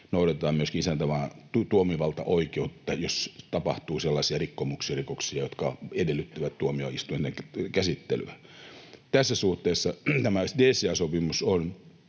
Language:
Finnish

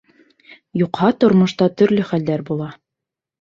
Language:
Bashkir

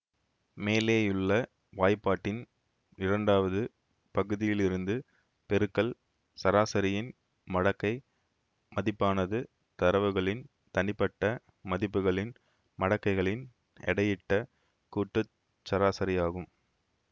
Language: Tamil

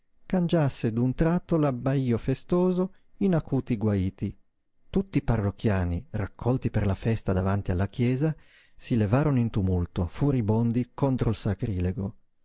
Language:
Italian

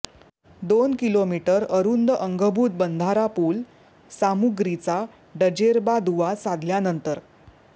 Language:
Marathi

